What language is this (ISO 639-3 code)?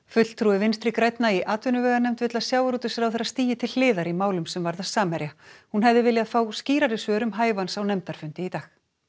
isl